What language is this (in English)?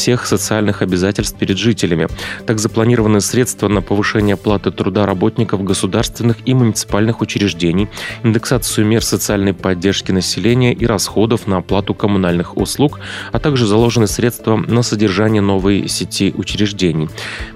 Russian